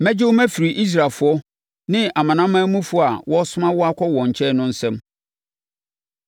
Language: Akan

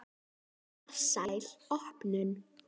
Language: Icelandic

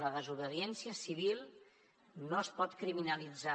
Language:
Catalan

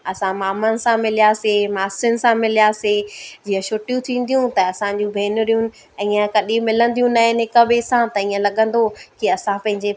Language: Sindhi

